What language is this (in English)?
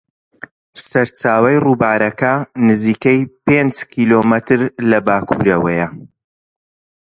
Central Kurdish